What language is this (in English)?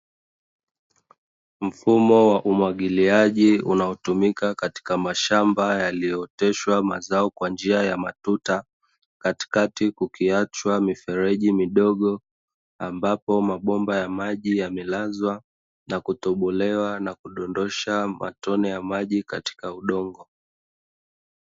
Swahili